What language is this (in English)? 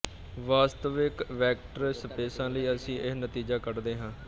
Punjabi